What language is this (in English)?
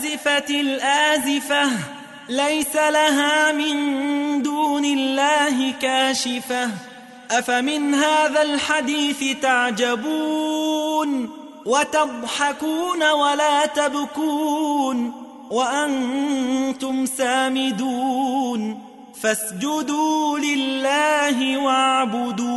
Arabic